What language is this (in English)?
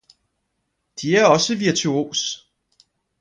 Danish